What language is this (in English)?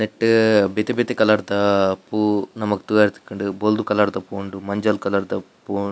Tulu